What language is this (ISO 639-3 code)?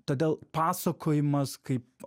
lit